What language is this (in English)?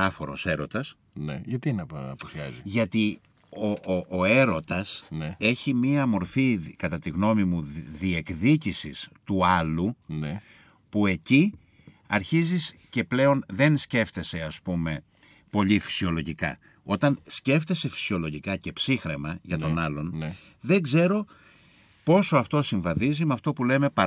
Greek